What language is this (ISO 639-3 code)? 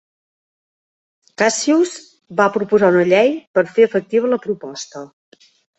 cat